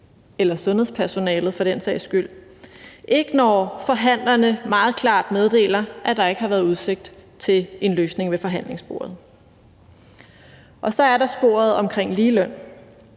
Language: Danish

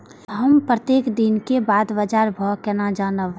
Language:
Maithili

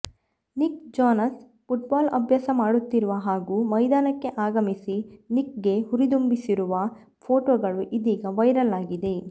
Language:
Kannada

